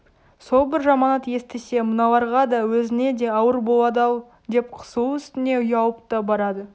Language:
Kazakh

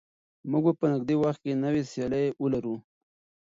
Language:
Pashto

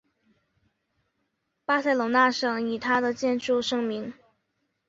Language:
Chinese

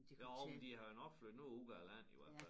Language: Danish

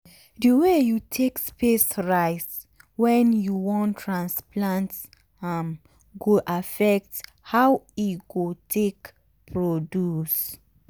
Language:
Nigerian Pidgin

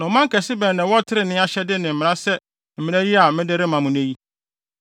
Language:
Akan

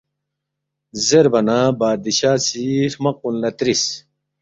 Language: Balti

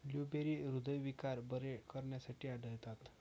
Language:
Marathi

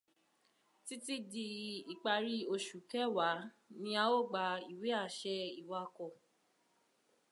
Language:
Yoruba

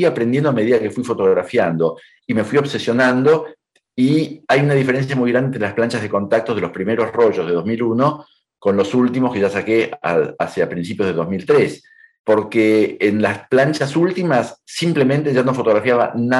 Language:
Spanish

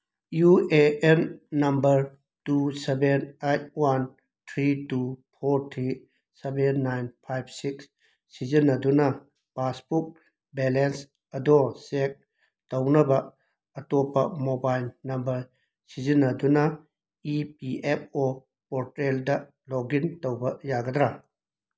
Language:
Manipuri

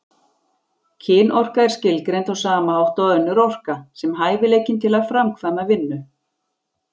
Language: Icelandic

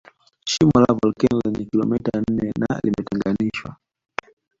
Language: Swahili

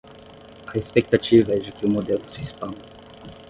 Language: Portuguese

